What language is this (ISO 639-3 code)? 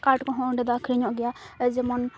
sat